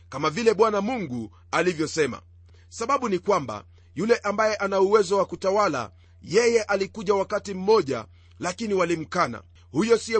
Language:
Swahili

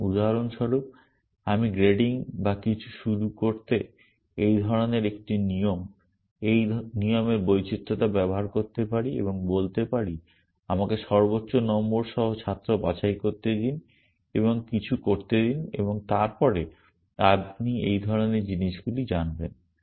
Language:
Bangla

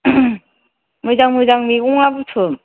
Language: Bodo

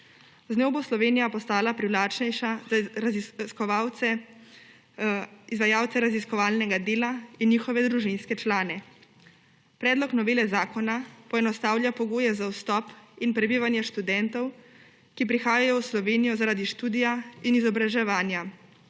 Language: Slovenian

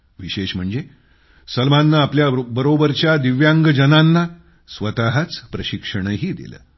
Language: Marathi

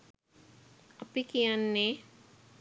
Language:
Sinhala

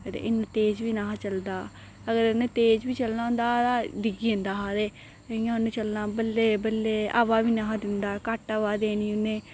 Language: Dogri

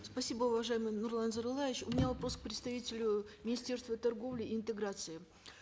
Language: Kazakh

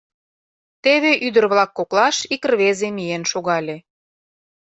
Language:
Mari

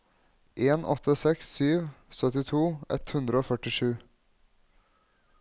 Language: Norwegian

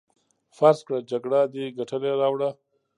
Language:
Pashto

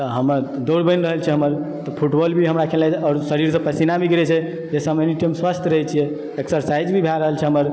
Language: Maithili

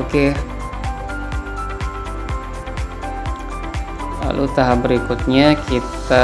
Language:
Indonesian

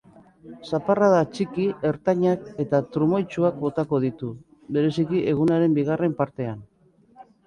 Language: Basque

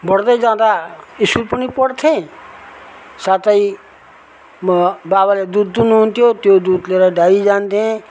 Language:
Nepali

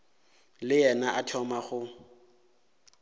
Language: Northern Sotho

